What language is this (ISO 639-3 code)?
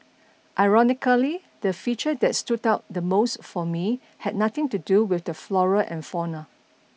eng